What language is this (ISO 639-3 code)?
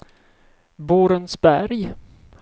swe